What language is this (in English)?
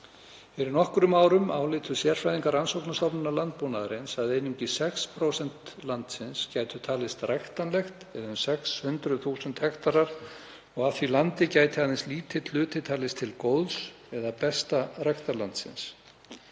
Icelandic